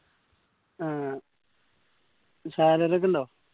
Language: Malayalam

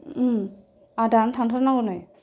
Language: Bodo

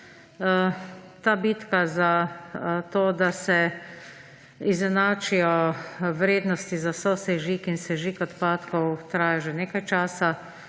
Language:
Slovenian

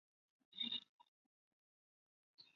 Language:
Chinese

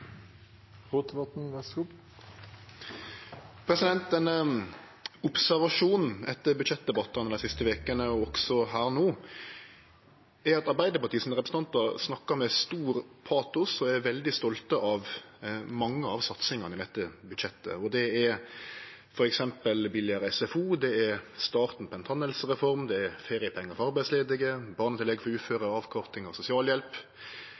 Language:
Norwegian Nynorsk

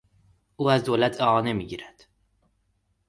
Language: Persian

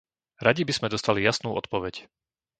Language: Slovak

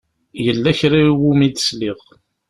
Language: Kabyle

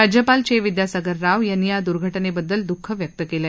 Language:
Marathi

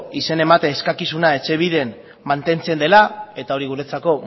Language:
Basque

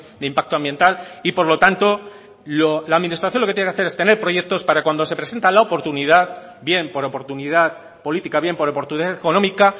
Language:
Spanish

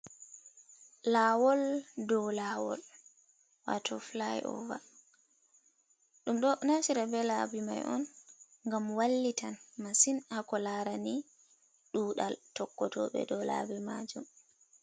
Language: Fula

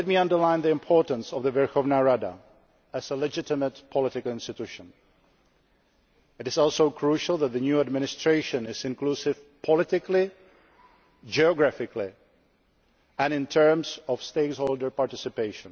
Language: English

